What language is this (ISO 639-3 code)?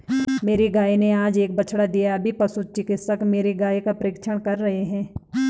hin